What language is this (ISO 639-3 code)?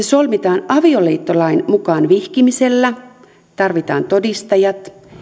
fin